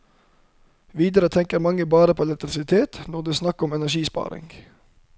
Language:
Norwegian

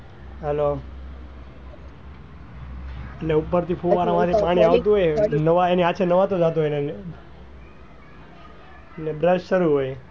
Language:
Gujarati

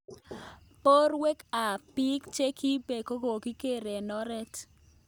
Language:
Kalenjin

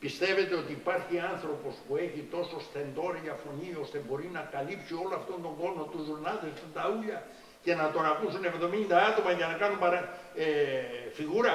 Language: Greek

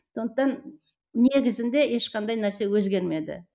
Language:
Kazakh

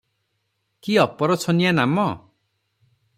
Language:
Odia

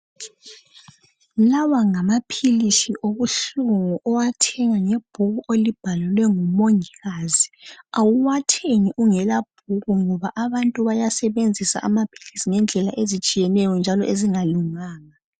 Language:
North Ndebele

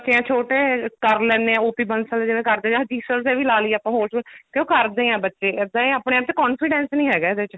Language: Punjabi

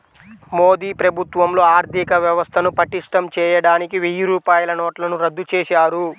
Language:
Telugu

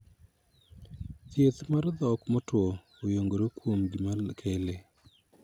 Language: Luo (Kenya and Tanzania)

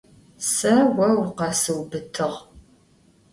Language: Adyghe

